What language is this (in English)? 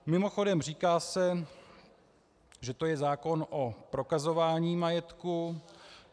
Czech